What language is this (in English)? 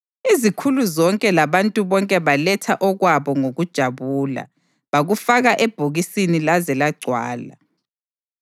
North Ndebele